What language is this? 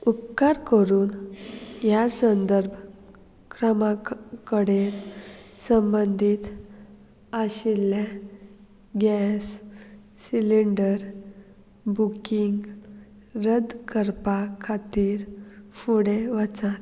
Konkani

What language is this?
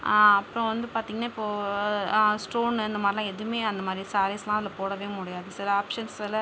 Tamil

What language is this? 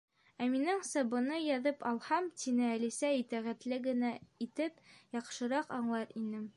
Bashkir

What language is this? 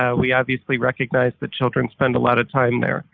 English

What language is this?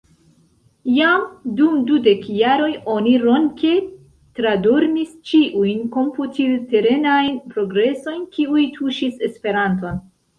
Esperanto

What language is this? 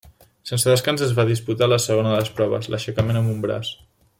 Catalan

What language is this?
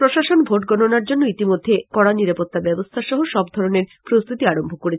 Bangla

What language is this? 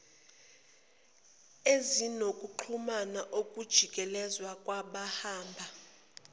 Zulu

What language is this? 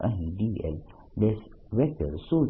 Gujarati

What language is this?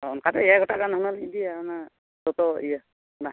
Santali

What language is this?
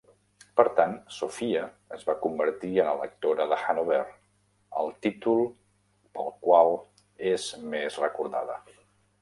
Catalan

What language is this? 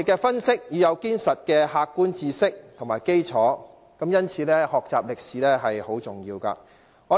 Cantonese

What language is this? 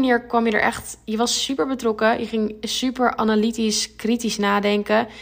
Dutch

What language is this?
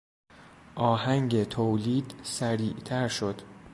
Persian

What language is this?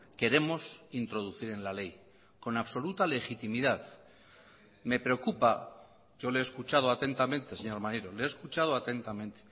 Spanish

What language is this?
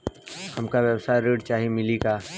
Bhojpuri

